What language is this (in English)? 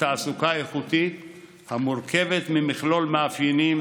Hebrew